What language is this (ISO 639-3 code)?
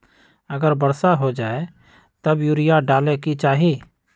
mag